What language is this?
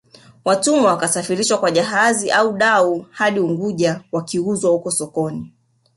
Swahili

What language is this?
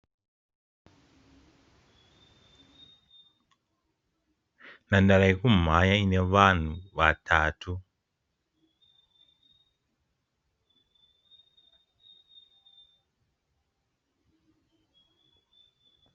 Shona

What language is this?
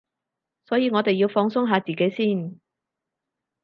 Cantonese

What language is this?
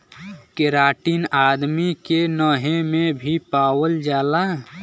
Bhojpuri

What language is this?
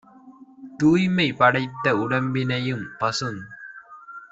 Tamil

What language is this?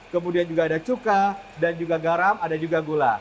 Indonesian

